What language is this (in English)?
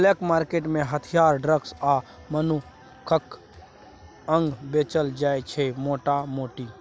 Maithili